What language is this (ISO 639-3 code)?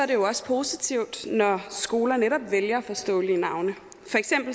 dan